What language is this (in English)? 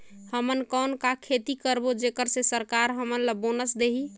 Chhattisgarhi